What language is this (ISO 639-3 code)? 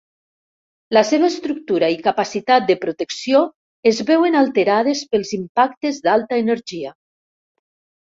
cat